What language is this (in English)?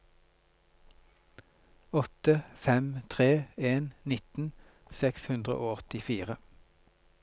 Norwegian